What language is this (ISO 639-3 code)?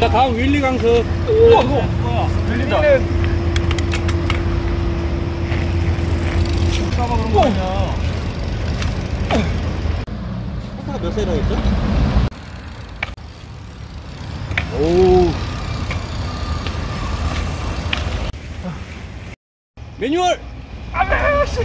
kor